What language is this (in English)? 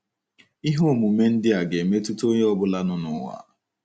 Igbo